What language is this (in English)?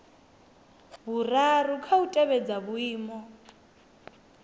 Venda